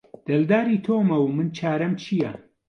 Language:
Central Kurdish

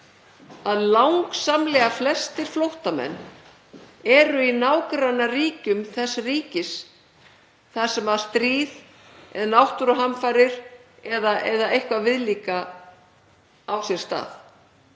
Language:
Icelandic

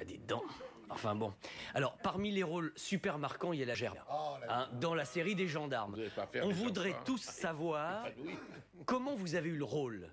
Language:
French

